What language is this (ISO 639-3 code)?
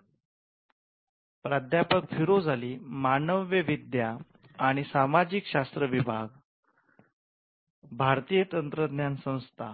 mar